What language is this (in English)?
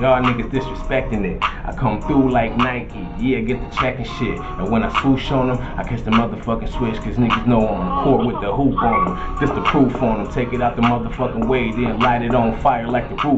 English